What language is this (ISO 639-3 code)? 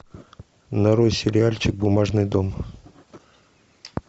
rus